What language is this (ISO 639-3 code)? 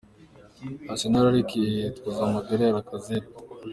kin